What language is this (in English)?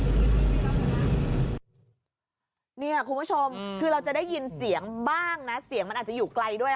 Thai